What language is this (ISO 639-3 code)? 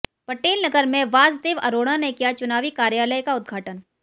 hin